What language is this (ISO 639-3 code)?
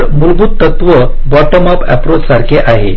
mar